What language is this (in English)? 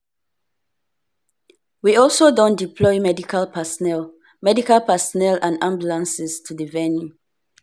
Nigerian Pidgin